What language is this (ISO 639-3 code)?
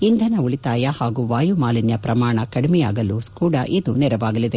kan